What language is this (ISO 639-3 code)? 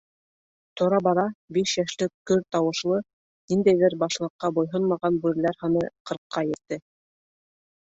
bak